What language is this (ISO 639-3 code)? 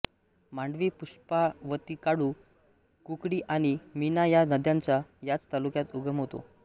mar